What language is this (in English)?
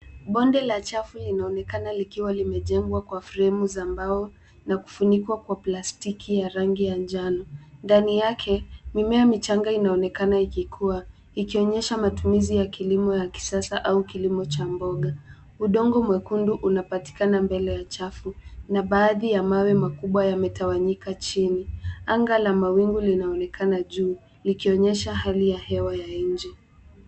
Swahili